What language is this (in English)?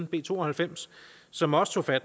Danish